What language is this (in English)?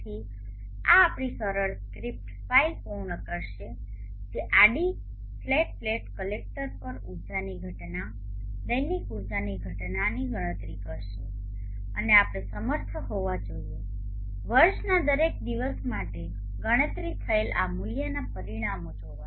Gujarati